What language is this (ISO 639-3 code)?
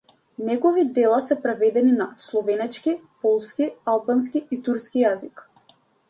mkd